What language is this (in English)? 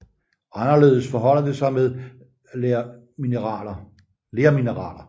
Danish